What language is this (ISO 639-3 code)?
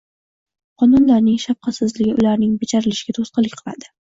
uzb